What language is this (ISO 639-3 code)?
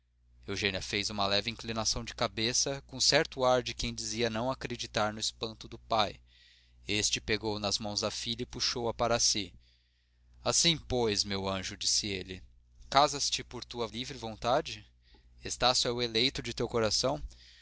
por